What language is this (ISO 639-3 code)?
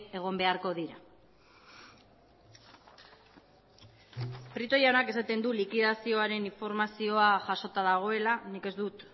eus